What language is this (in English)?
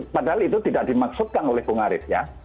Indonesian